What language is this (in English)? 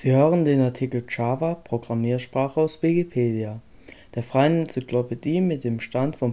German